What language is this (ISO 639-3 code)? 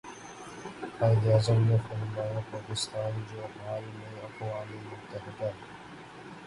urd